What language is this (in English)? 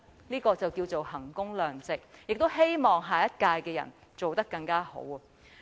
Cantonese